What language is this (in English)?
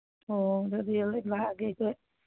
Manipuri